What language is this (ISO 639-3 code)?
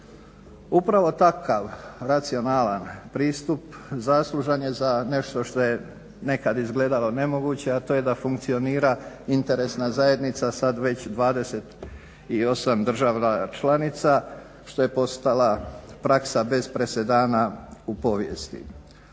hrv